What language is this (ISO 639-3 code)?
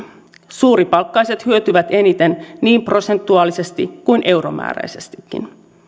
fin